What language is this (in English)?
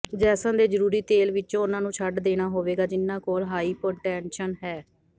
Punjabi